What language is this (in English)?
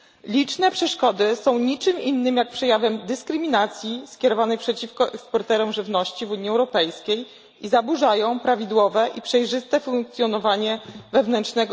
Polish